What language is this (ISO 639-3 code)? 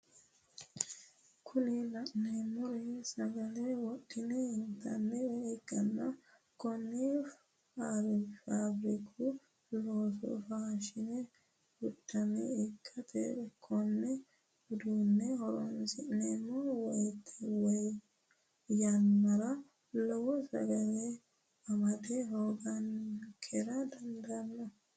sid